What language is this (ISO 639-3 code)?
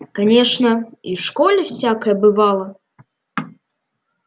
rus